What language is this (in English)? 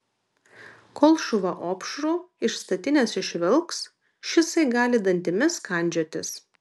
Lithuanian